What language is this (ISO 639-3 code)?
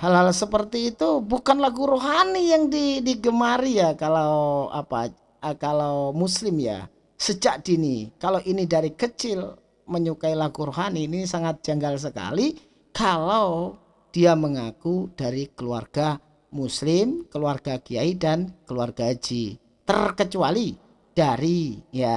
ind